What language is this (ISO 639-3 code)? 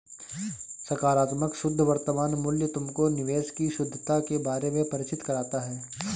hin